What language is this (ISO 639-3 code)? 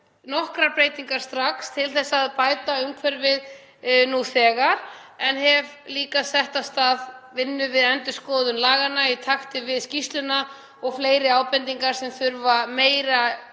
isl